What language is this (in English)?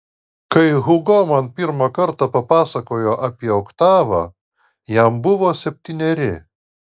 Lithuanian